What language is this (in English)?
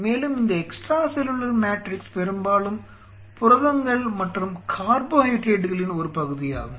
Tamil